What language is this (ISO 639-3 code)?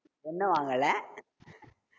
tam